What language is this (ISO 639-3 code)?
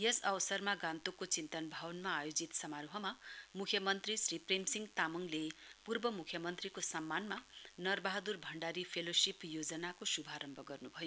nep